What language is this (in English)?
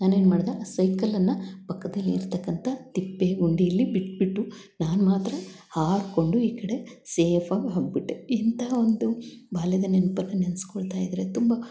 Kannada